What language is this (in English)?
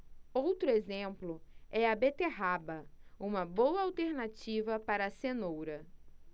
Portuguese